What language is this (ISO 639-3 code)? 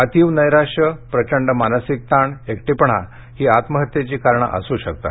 mar